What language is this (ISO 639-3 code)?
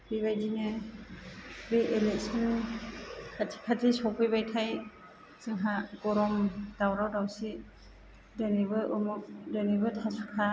brx